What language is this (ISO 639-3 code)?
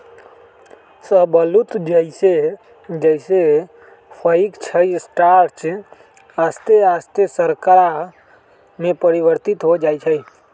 mag